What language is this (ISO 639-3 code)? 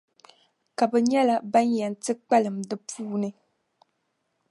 dag